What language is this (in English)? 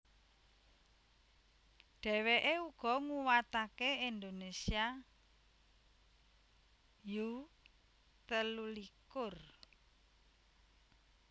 Javanese